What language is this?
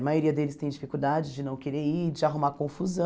Portuguese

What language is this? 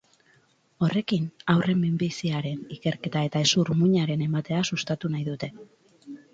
Basque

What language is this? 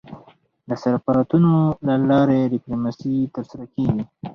Pashto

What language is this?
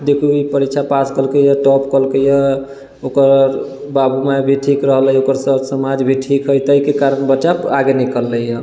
Maithili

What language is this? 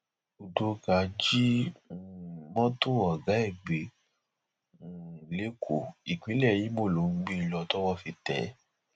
Yoruba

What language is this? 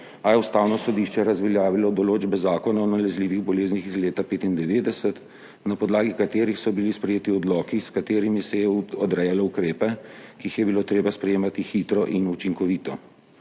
Slovenian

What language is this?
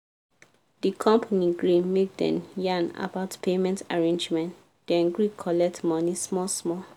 Nigerian Pidgin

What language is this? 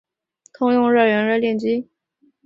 Chinese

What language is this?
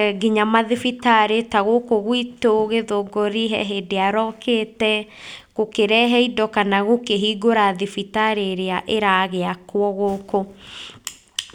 Kikuyu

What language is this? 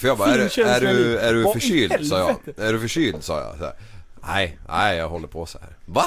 Swedish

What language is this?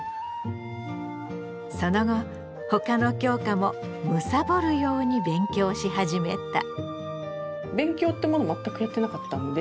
Japanese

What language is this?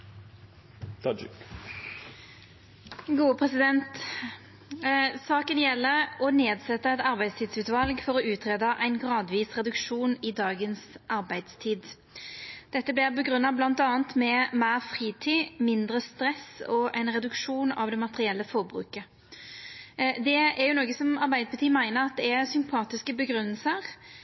Norwegian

